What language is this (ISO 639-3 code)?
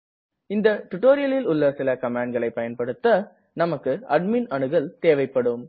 tam